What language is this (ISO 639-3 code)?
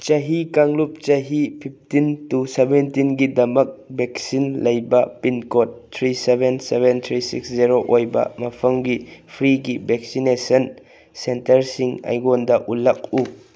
mni